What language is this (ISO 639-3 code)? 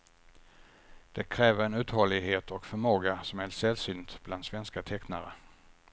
swe